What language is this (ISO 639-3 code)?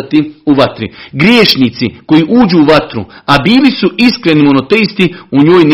hrv